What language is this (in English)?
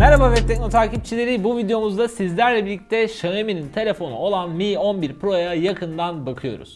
Turkish